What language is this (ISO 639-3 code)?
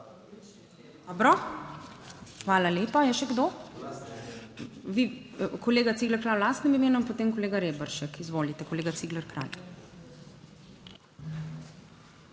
slv